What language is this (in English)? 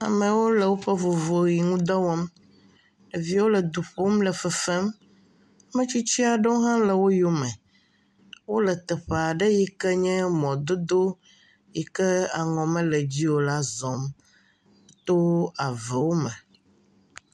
Ewe